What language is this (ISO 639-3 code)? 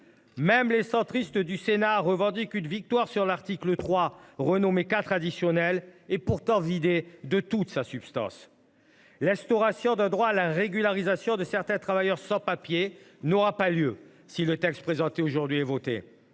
fra